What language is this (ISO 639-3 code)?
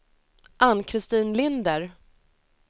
swe